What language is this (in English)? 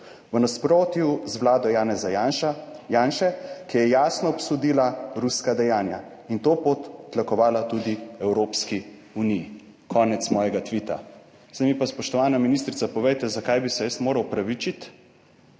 Slovenian